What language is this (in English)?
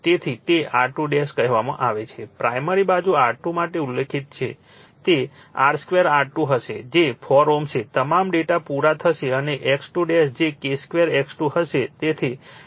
Gujarati